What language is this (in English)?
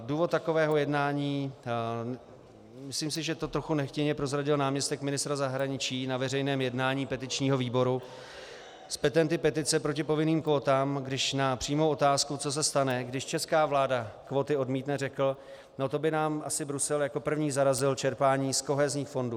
Czech